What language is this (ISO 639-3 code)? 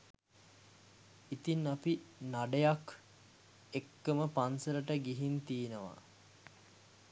sin